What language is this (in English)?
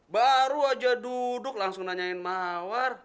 Indonesian